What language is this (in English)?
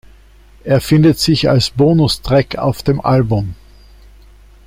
German